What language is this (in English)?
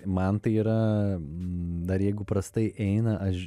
Lithuanian